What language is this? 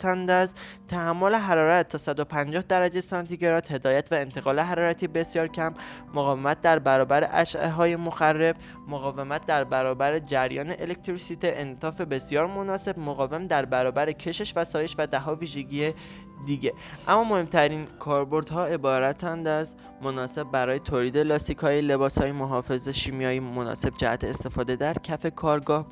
Persian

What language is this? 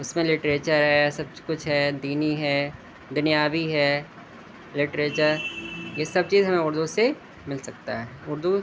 Urdu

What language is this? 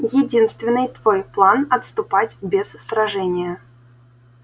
Russian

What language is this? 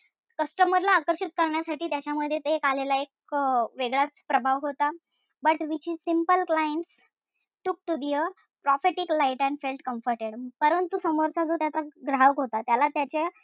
Marathi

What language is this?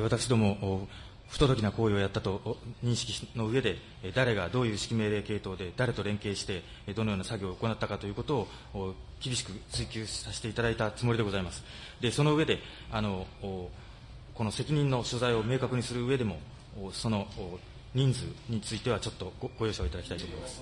Japanese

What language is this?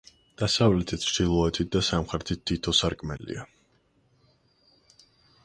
Georgian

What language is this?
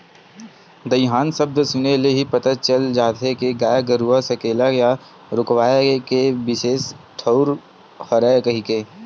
Chhattisgarhi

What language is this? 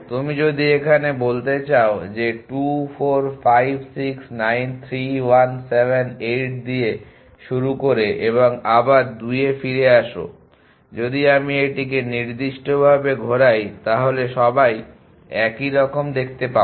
Bangla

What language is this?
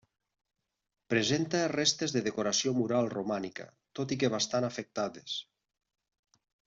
Catalan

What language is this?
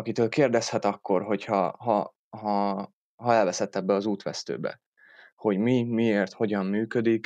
Hungarian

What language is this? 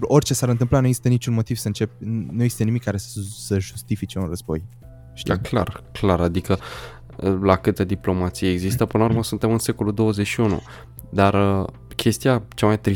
Romanian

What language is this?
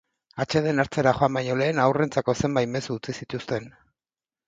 Basque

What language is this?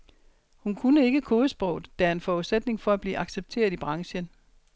Danish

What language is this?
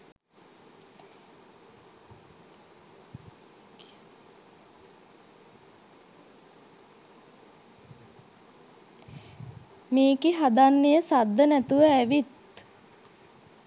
Sinhala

